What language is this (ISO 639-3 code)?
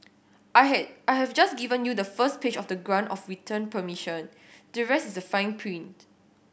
eng